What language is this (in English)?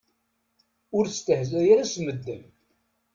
Kabyle